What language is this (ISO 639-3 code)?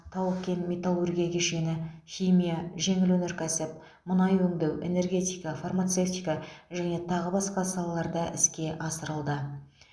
kaz